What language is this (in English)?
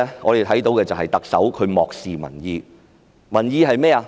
Cantonese